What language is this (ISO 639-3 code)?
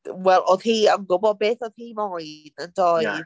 cym